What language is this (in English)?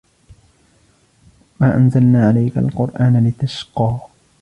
Arabic